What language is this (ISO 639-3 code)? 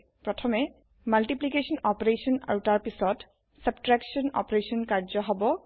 asm